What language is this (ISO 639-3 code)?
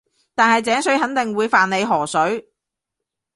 yue